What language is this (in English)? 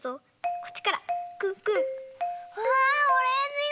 Japanese